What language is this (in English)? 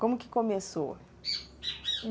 Portuguese